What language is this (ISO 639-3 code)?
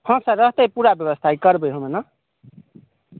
mai